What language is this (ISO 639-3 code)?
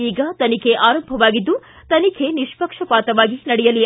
kan